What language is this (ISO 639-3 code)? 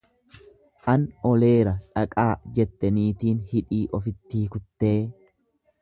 orm